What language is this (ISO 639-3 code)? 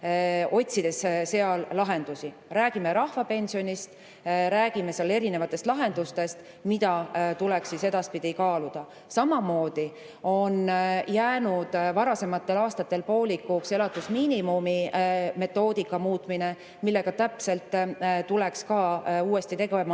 est